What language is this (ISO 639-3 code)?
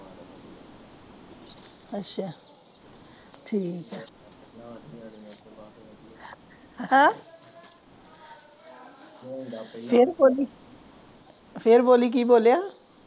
pan